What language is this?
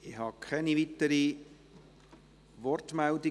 Swiss German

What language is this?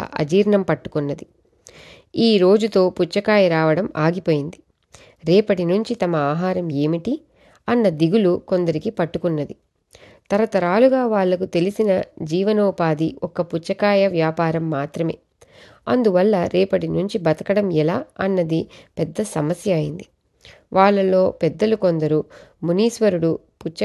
Telugu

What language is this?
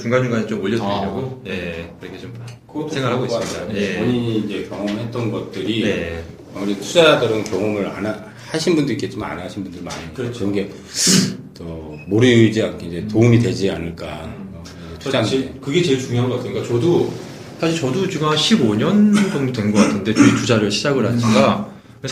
Korean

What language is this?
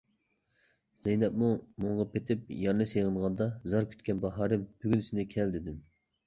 Uyghur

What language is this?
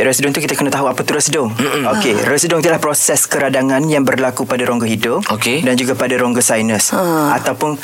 Malay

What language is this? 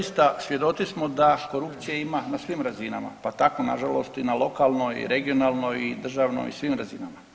Croatian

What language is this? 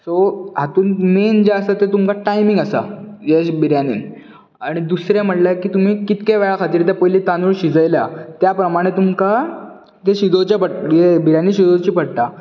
Konkani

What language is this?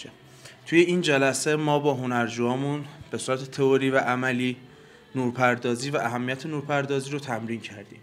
Persian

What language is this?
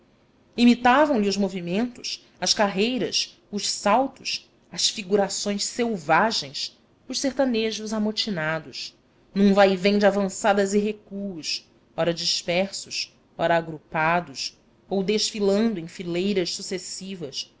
Portuguese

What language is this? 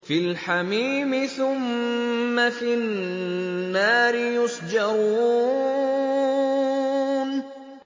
Arabic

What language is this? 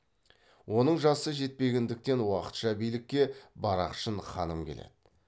Kazakh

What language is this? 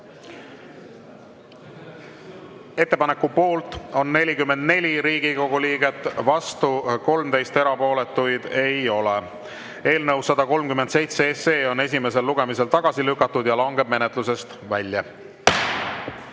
Estonian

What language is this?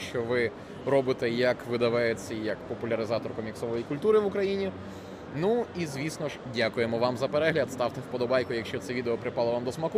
Ukrainian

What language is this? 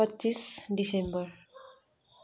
Nepali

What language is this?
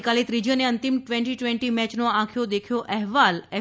Gujarati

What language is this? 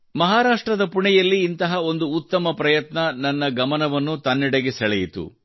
Kannada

